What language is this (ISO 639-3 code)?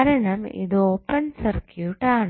mal